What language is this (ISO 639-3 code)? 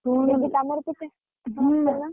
ori